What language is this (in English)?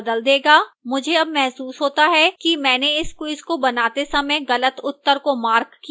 Hindi